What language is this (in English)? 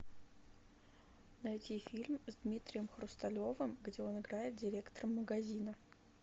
Russian